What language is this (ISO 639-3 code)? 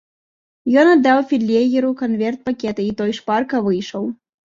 bel